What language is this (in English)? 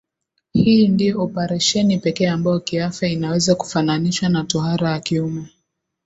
Swahili